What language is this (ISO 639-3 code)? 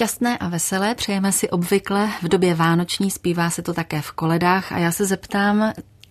ces